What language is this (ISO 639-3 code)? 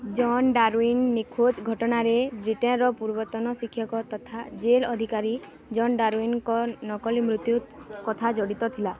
ori